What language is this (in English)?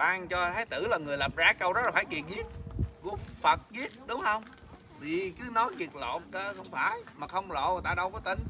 Vietnamese